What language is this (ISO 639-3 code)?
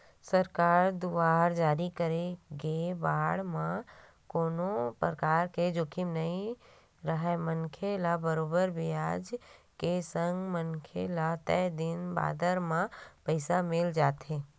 hne